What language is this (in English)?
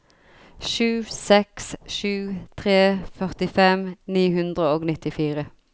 Norwegian